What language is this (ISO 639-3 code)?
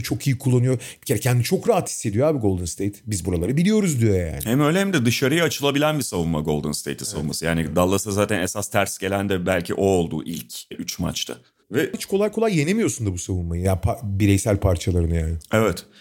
tur